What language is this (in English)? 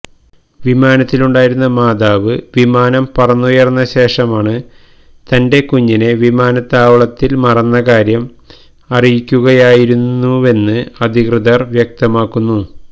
Malayalam